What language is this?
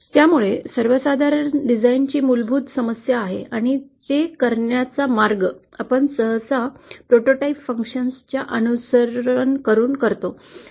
Marathi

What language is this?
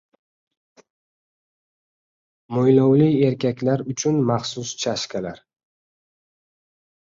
Uzbek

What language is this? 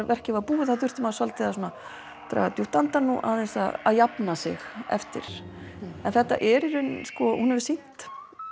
Icelandic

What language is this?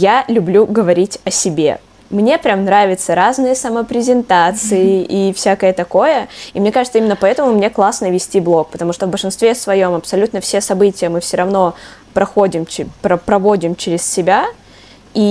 Russian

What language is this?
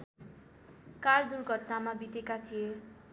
Nepali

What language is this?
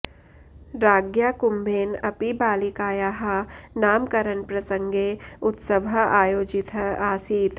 Sanskrit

